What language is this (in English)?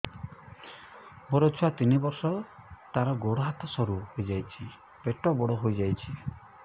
Odia